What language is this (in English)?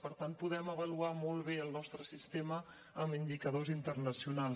Catalan